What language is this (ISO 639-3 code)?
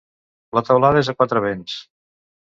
cat